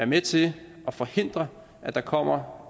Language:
Danish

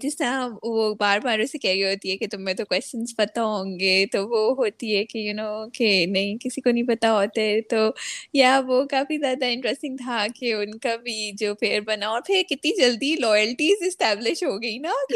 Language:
Urdu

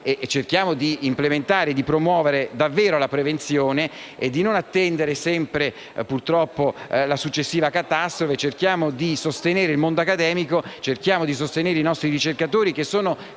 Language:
Italian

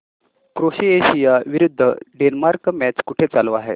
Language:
Marathi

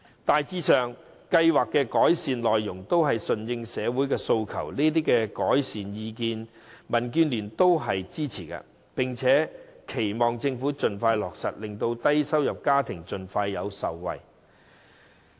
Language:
Cantonese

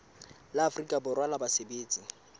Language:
Southern Sotho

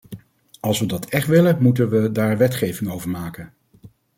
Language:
Dutch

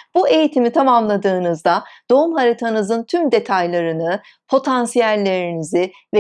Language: Turkish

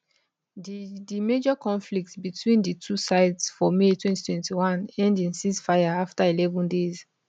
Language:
Nigerian Pidgin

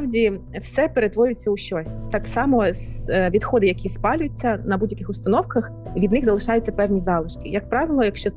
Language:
Ukrainian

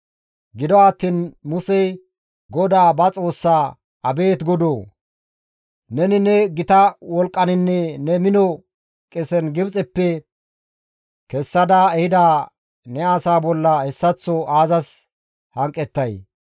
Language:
Gamo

